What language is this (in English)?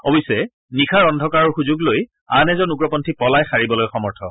Assamese